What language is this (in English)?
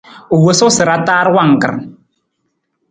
Nawdm